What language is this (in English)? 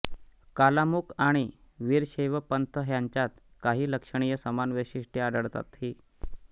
Marathi